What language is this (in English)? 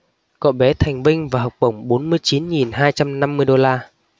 Vietnamese